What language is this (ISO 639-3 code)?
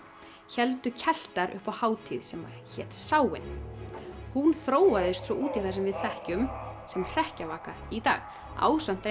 isl